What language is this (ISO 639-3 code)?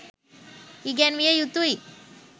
sin